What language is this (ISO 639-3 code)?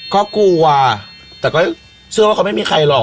tha